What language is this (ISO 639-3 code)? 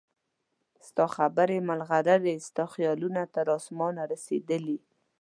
pus